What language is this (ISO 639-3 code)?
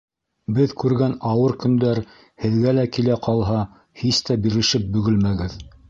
bak